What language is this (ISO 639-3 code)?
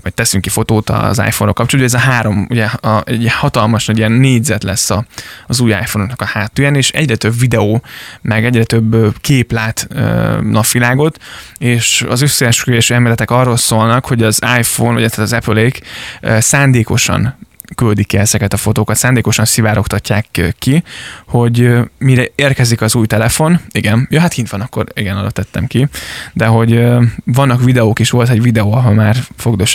hun